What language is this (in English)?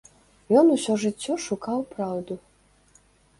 Belarusian